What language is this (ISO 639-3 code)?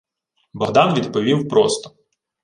ukr